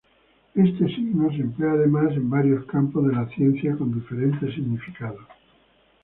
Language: Spanish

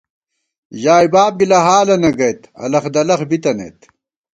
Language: Gawar-Bati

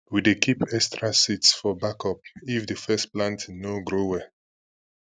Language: Nigerian Pidgin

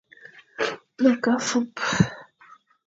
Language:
Fang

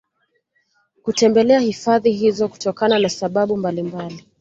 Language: Swahili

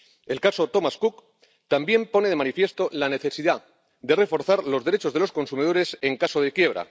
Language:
Spanish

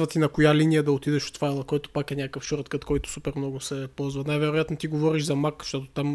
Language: Bulgarian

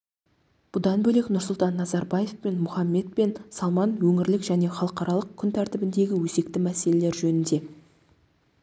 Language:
Kazakh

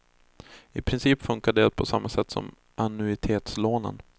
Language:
Swedish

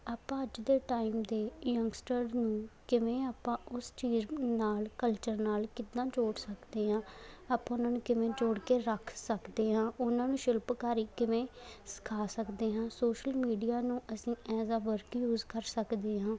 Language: Punjabi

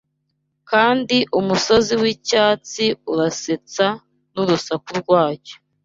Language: Kinyarwanda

